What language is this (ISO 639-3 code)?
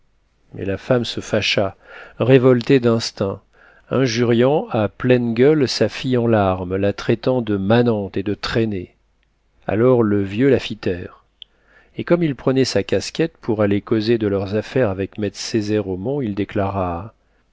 fra